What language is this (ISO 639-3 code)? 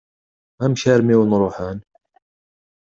kab